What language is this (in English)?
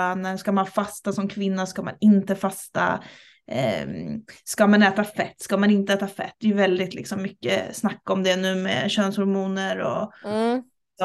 Swedish